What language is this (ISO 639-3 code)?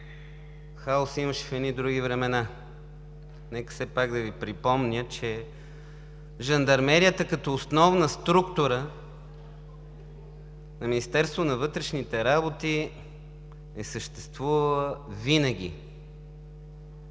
bul